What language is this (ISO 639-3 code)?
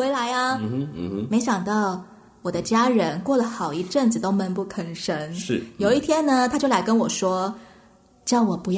zho